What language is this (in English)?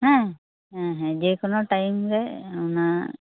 Santali